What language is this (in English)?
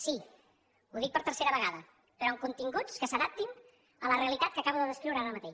Catalan